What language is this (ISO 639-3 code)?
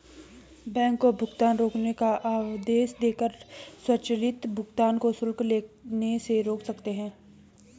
hin